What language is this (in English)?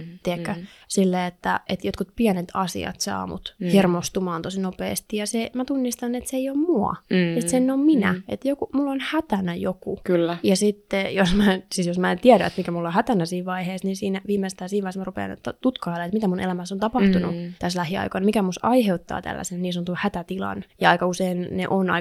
Finnish